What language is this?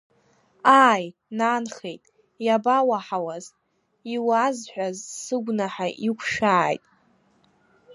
Abkhazian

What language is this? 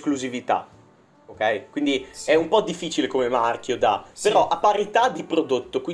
Italian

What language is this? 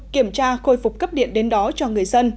Vietnamese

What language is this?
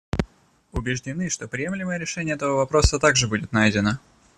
Russian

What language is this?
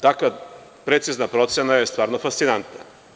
Serbian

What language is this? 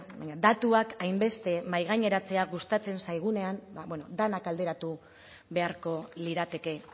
Basque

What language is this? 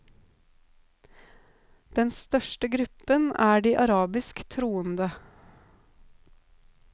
Norwegian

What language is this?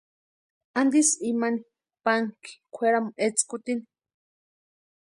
Western Highland Purepecha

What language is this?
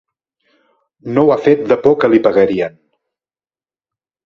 Catalan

